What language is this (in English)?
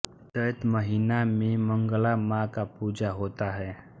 Hindi